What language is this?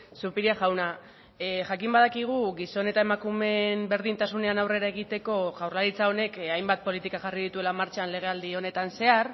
Basque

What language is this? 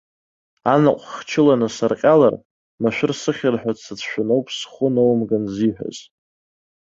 Abkhazian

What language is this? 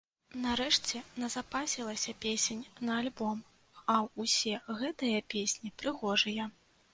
Belarusian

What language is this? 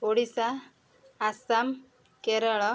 Odia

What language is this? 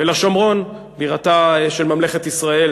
Hebrew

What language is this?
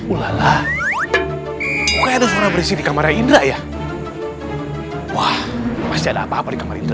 Indonesian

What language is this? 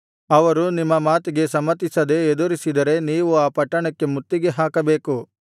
Kannada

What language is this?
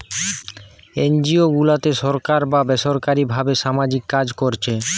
Bangla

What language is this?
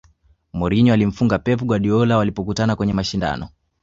Swahili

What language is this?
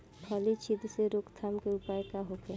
Bhojpuri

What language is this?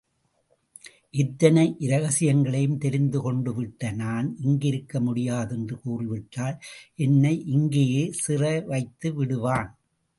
Tamil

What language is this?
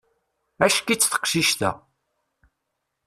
Kabyle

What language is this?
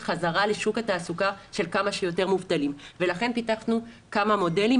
Hebrew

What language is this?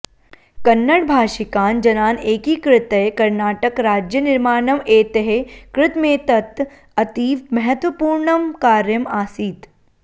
Sanskrit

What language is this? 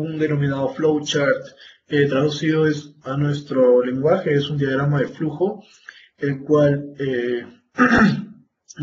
Spanish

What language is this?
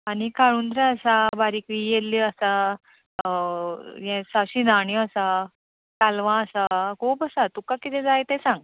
Konkani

